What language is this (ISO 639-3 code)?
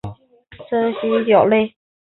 zho